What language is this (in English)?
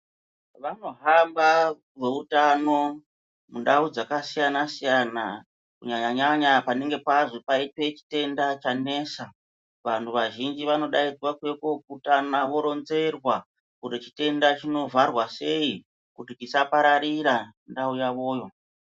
Ndau